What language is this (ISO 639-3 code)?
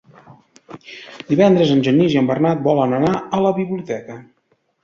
cat